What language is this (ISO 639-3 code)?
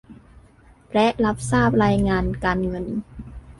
tha